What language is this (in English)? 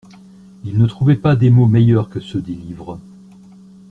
French